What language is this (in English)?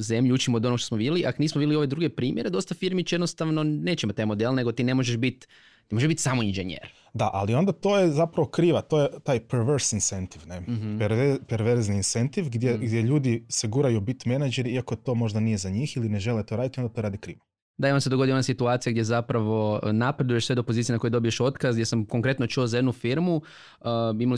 Croatian